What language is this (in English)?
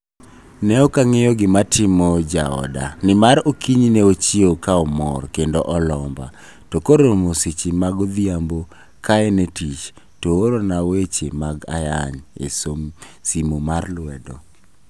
Luo (Kenya and Tanzania)